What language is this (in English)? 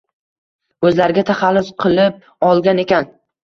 Uzbek